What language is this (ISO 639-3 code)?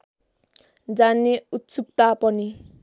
nep